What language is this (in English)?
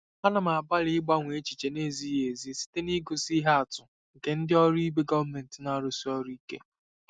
Igbo